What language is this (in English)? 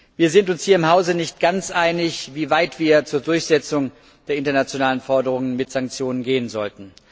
German